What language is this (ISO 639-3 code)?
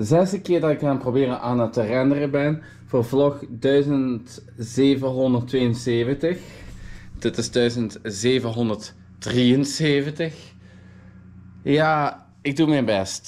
nld